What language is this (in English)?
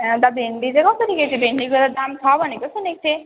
Nepali